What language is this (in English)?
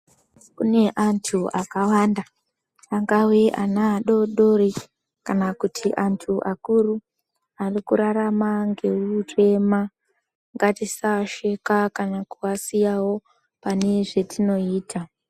Ndau